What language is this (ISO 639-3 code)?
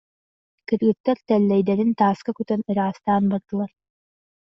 sah